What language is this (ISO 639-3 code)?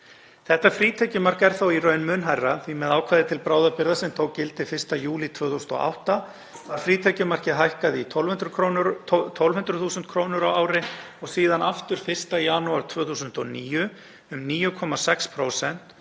isl